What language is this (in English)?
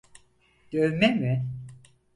Turkish